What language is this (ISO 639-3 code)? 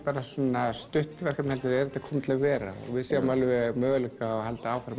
isl